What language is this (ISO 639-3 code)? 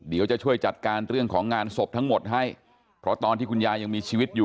tha